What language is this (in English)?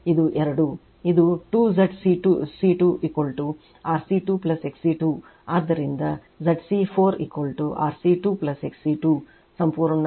Kannada